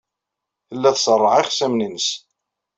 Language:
Kabyle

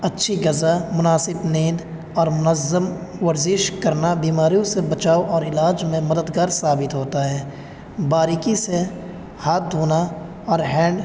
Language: Urdu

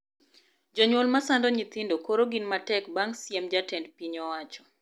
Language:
Luo (Kenya and Tanzania)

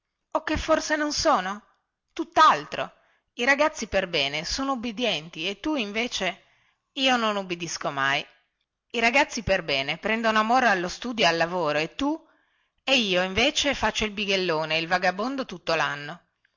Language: Italian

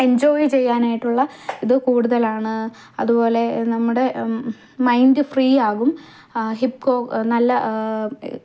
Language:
Malayalam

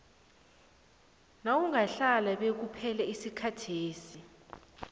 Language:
South Ndebele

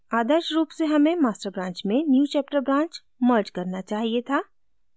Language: Hindi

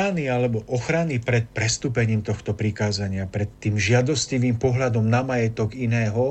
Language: Slovak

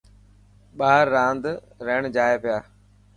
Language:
Dhatki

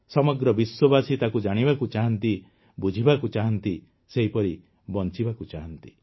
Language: Odia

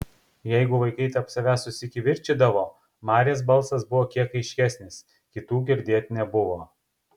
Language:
Lithuanian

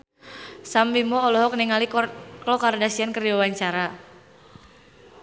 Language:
Sundanese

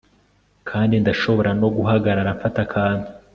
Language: Kinyarwanda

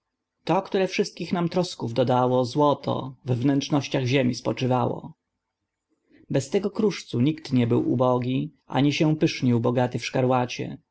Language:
Polish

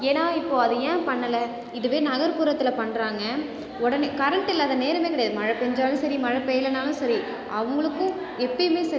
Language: Tamil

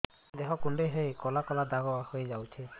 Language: Odia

